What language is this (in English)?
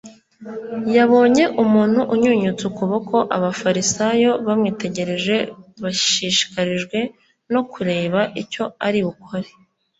Kinyarwanda